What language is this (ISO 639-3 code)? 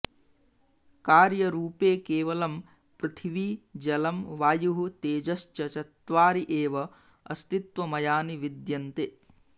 san